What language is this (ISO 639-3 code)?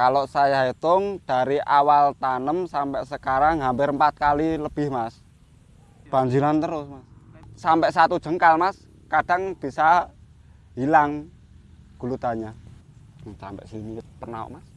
ind